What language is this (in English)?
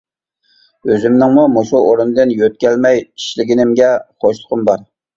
Uyghur